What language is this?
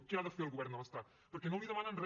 Catalan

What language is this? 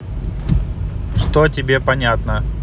Russian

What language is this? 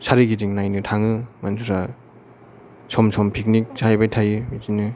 Bodo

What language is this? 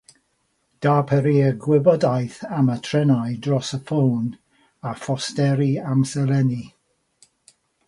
Welsh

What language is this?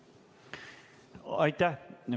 Estonian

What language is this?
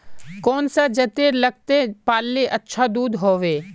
Magahi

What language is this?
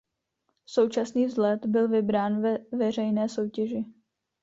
Czech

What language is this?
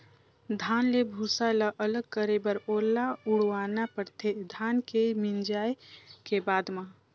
Chhattisgarhi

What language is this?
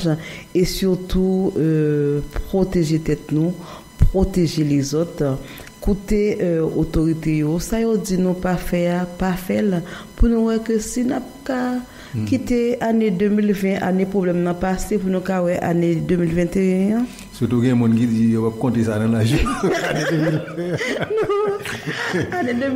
French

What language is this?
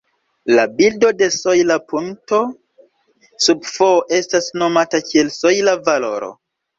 Esperanto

